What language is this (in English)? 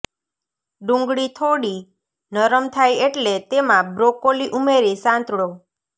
Gujarati